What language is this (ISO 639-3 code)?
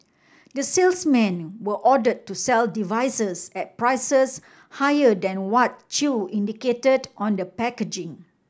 eng